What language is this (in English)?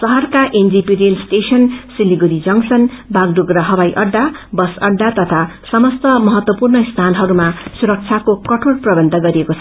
Nepali